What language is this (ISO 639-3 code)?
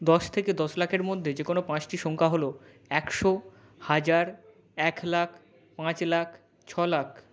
ben